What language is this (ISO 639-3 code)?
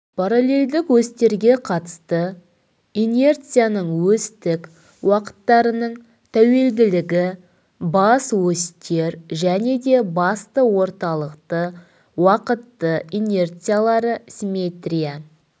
kaz